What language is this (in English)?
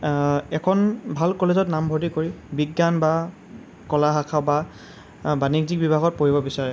Assamese